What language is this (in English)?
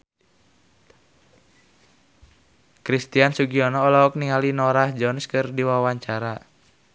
Sundanese